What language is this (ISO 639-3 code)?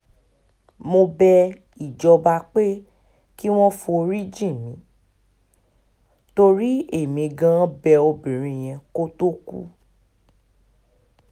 yor